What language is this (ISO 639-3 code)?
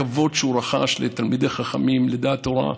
heb